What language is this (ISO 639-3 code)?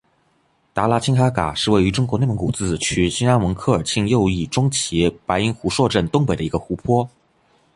zho